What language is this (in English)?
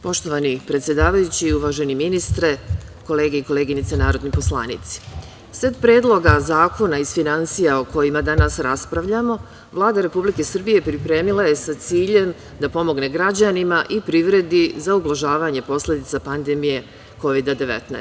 Serbian